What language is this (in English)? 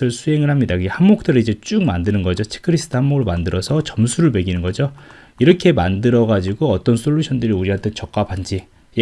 Korean